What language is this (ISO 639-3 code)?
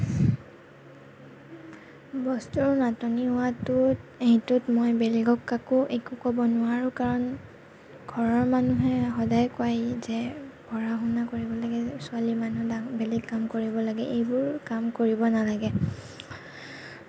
asm